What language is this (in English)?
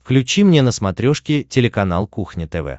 Russian